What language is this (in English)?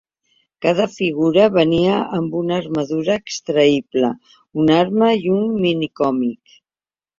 Catalan